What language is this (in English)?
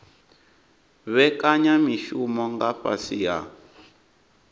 Venda